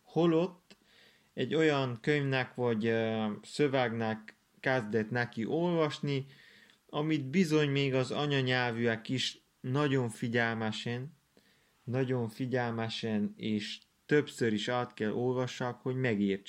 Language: Hungarian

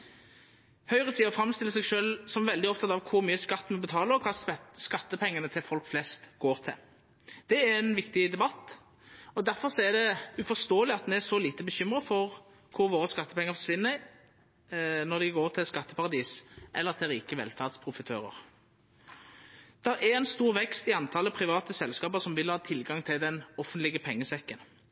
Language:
Norwegian Nynorsk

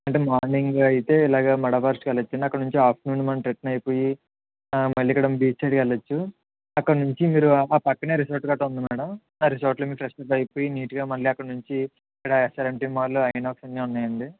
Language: Telugu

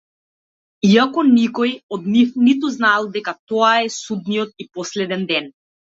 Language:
Macedonian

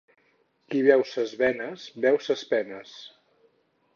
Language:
Catalan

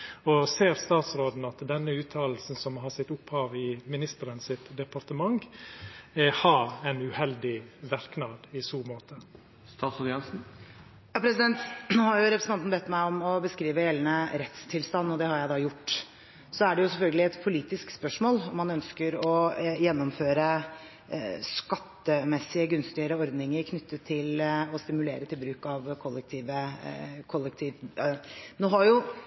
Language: Norwegian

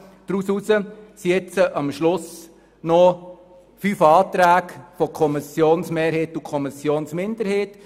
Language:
Swiss German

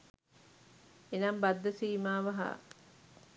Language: Sinhala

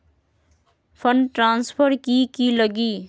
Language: Magahi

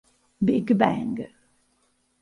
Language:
Italian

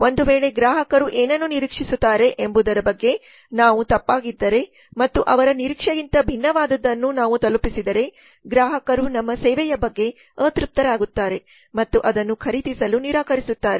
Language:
Kannada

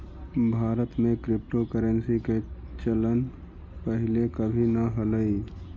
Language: Magahi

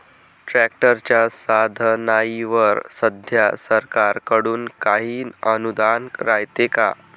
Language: Marathi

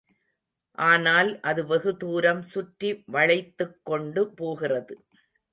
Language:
Tamil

